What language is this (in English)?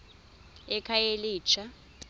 Xhosa